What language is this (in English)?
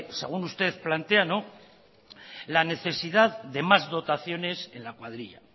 Spanish